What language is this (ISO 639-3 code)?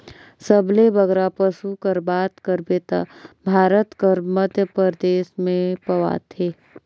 hne